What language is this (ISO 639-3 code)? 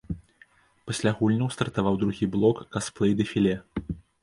bel